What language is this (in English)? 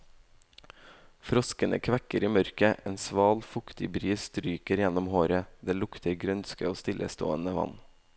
Norwegian